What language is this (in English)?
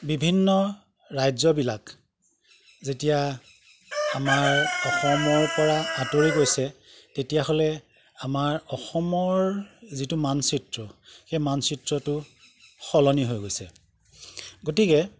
Assamese